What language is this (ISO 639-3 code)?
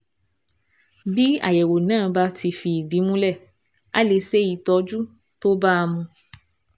yor